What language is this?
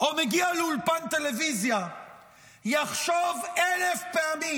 Hebrew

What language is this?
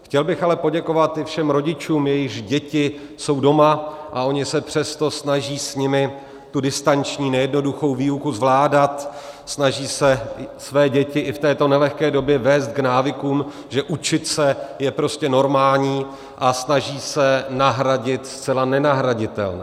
Czech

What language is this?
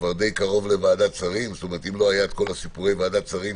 Hebrew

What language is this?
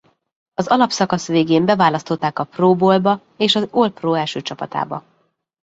Hungarian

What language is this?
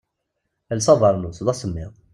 Kabyle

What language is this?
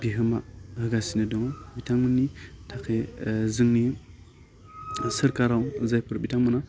Bodo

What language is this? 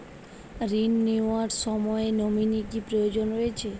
Bangla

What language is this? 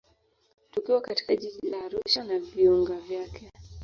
Swahili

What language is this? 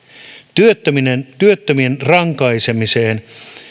Finnish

